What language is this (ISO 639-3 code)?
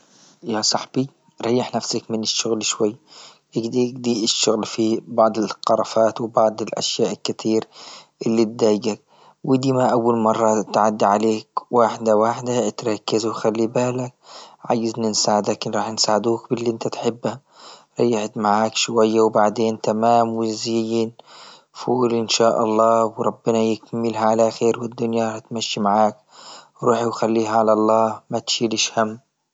ayl